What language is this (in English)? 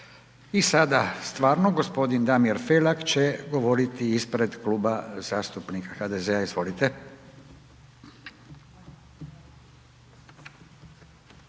Croatian